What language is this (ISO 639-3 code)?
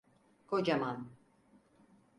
tur